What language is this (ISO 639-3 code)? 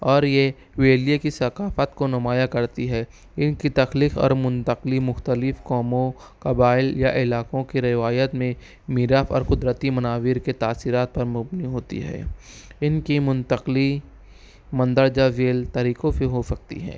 urd